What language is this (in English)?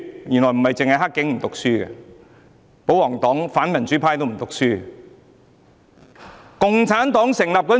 Cantonese